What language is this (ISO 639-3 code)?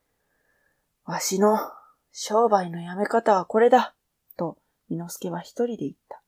jpn